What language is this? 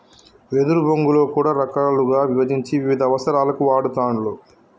Telugu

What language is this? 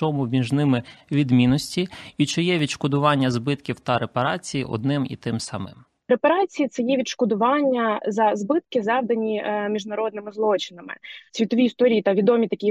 Ukrainian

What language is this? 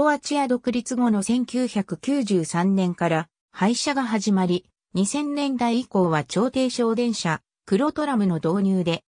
Japanese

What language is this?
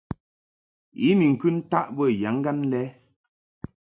Mungaka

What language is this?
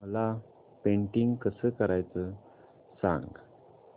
Marathi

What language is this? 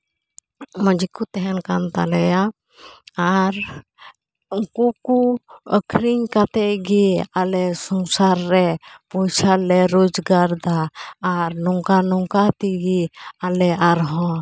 Santali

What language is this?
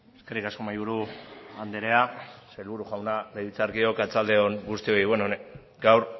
Basque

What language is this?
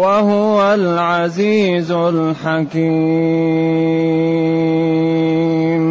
Arabic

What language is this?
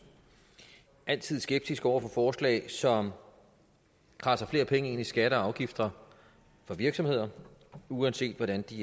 Danish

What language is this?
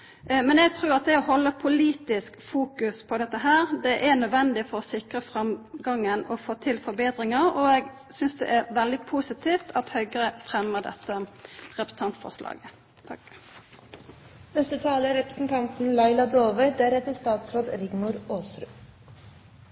Norwegian Nynorsk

